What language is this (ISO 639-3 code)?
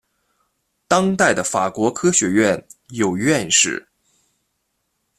zho